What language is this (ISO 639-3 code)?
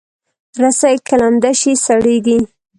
pus